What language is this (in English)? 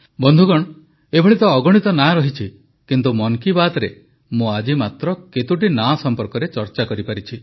Odia